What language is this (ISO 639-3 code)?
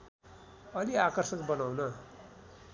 nep